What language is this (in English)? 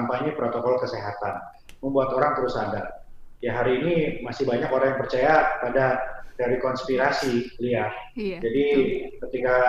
Indonesian